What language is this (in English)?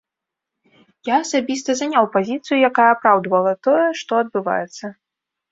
Belarusian